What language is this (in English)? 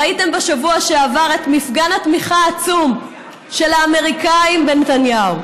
Hebrew